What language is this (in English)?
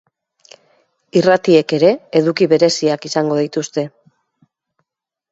Basque